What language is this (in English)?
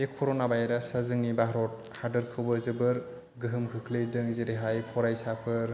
Bodo